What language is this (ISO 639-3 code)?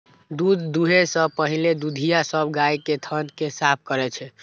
mai